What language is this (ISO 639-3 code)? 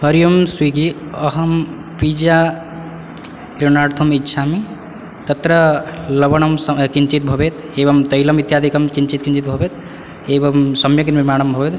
san